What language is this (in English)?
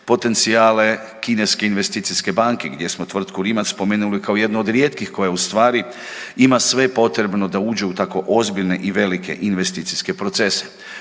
Croatian